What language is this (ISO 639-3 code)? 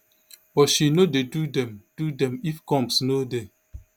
pcm